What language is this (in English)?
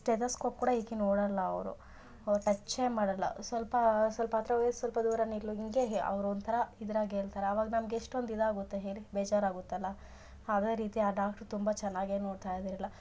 Kannada